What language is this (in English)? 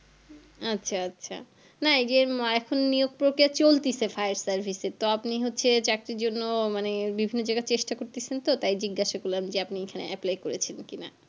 Bangla